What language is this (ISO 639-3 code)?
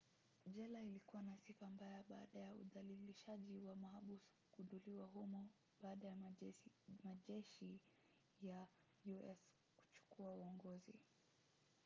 swa